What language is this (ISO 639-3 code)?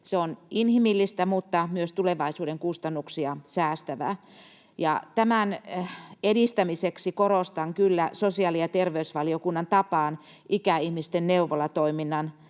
fin